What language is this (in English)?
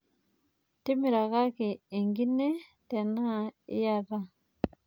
Masai